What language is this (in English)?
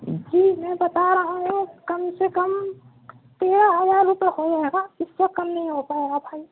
Urdu